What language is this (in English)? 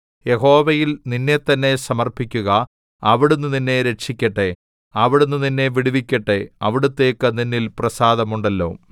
Malayalam